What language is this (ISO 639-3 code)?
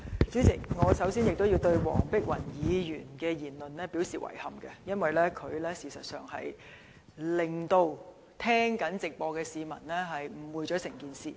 yue